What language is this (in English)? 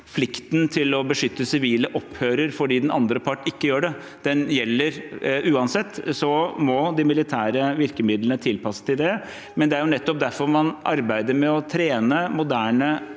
Norwegian